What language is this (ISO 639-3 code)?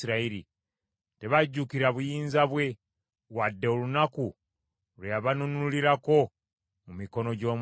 lug